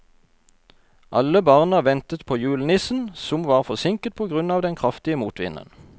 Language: Norwegian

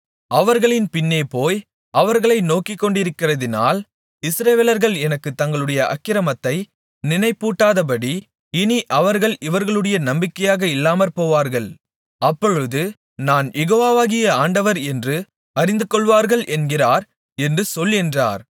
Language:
Tamil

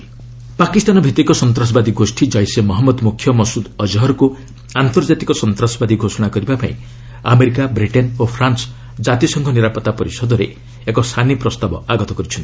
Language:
Odia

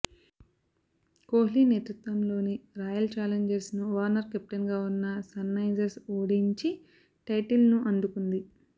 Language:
Telugu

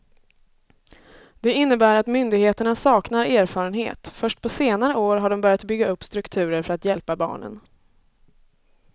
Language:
Swedish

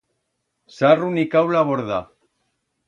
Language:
Aragonese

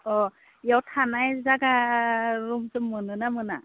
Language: Bodo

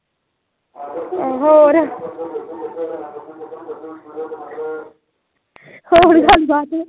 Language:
Punjabi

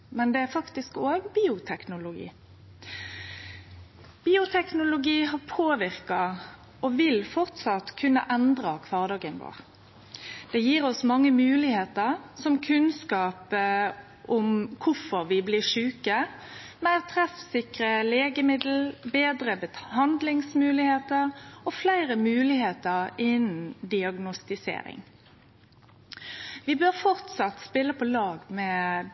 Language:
Norwegian Nynorsk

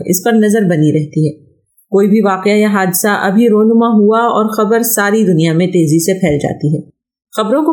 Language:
Urdu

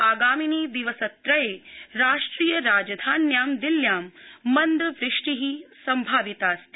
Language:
Sanskrit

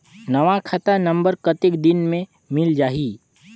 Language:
Chhattisgarhi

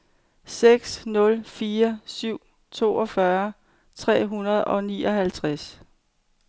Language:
Danish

